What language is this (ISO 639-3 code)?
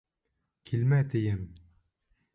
bak